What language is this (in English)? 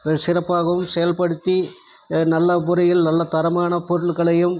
Tamil